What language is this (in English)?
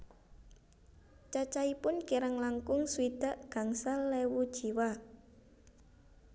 Javanese